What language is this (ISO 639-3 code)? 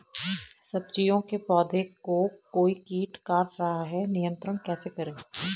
hin